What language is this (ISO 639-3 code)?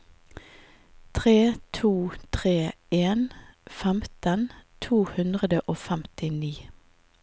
nor